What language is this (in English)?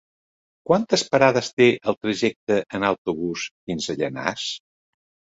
Catalan